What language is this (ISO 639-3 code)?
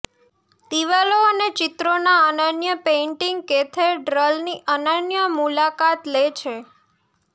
guj